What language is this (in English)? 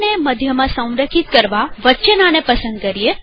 Gujarati